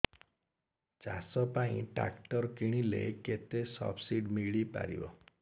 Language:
Odia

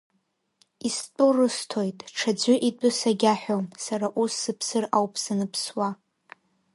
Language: Abkhazian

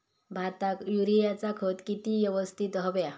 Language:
Marathi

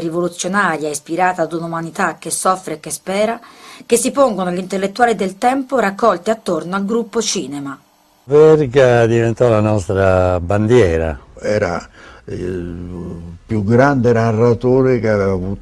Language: Italian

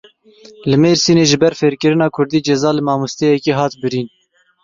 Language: Kurdish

